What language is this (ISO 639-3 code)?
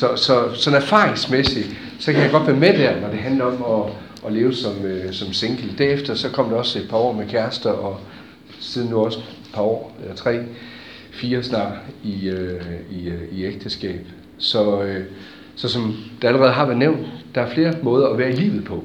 dan